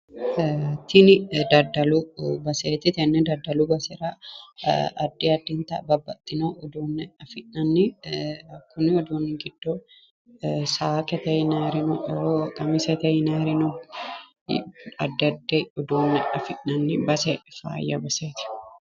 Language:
Sidamo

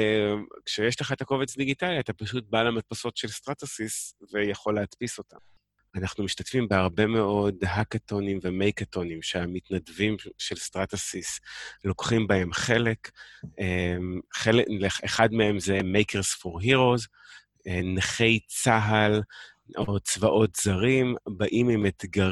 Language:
Hebrew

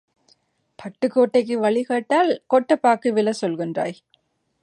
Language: Tamil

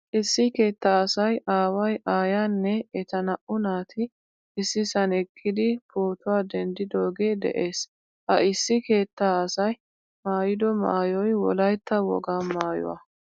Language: Wolaytta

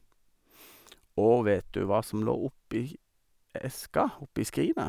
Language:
Norwegian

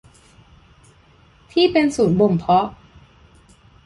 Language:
Thai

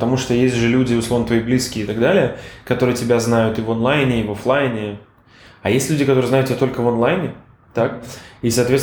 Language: Russian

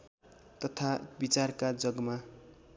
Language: Nepali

